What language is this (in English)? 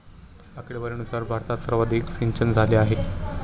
Marathi